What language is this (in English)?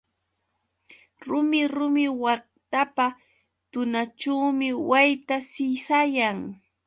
Yauyos Quechua